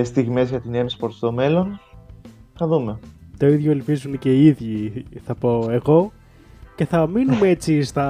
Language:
Greek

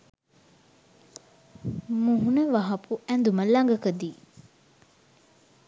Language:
Sinhala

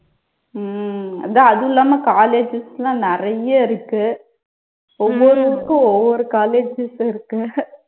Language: Tamil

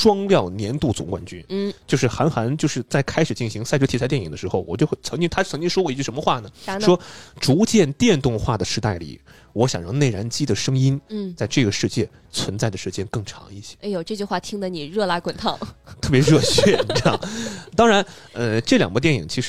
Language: Chinese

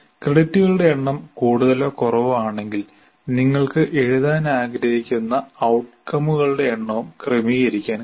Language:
Malayalam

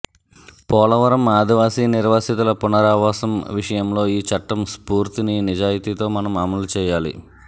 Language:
Telugu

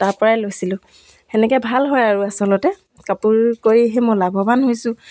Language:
Assamese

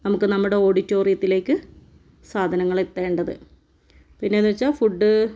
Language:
Malayalam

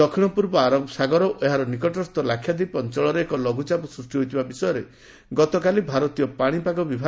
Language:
Odia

